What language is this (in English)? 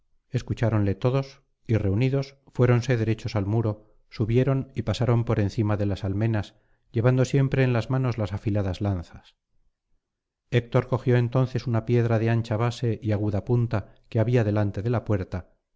Spanish